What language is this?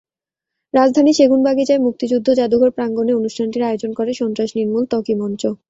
Bangla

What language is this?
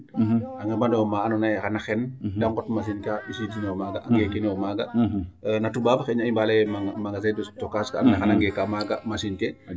Serer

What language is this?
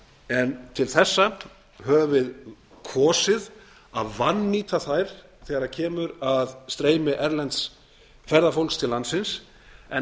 Icelandic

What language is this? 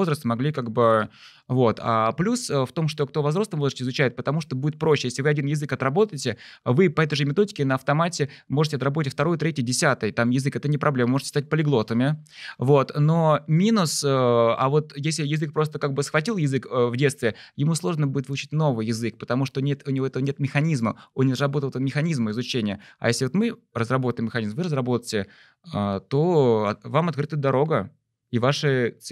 Russian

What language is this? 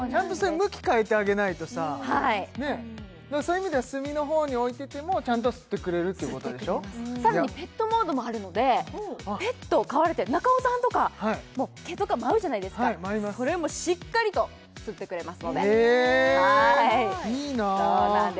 Japanese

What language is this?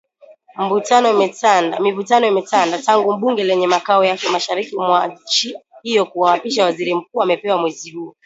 Swahili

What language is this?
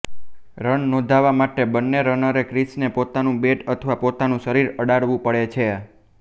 Gujarati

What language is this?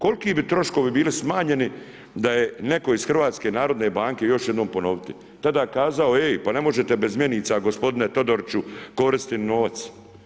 Croatian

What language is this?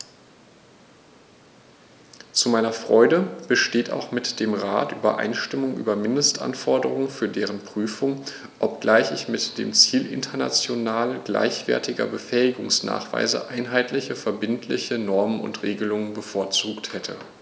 German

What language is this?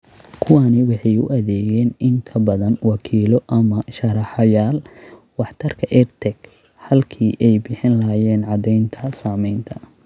Somali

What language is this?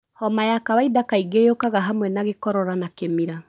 Kikuyu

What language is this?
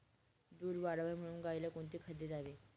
Marathi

